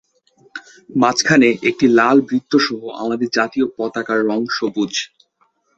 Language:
Bangla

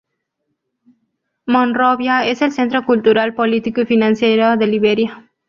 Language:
Spanish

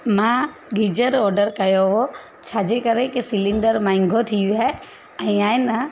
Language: Sindhi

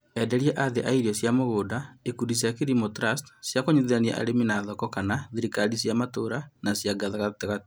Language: Kikuyu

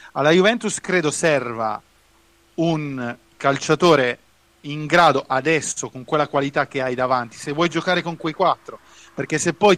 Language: Italian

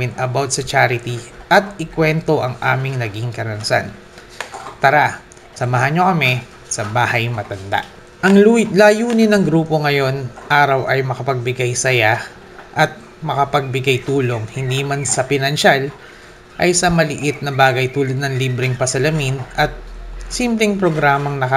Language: Filipino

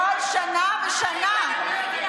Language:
Hebrew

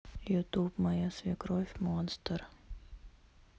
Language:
Russian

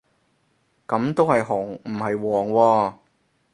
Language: Cantonese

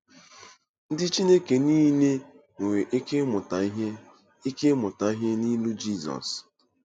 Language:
Igbo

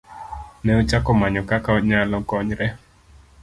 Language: Luo (Kenya and Tanzania)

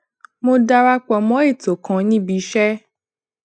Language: Yoruba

